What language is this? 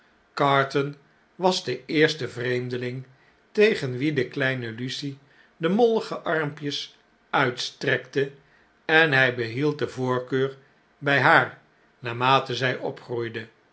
Dutch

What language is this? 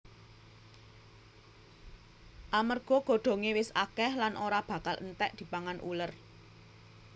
Javanese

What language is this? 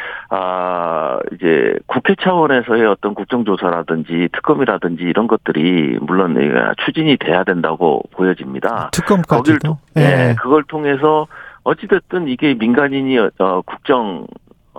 Korean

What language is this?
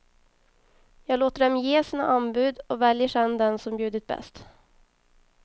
Swedish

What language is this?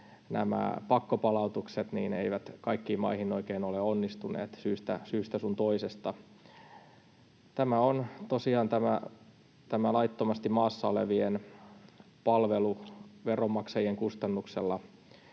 Finnish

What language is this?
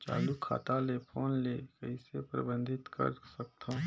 Chhattisgarhi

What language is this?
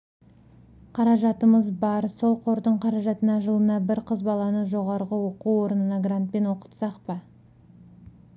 Kazakh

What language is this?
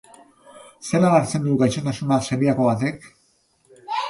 Basque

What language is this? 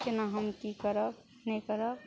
Maithili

